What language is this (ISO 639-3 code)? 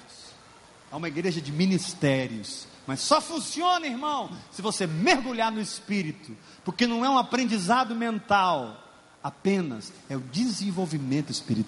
por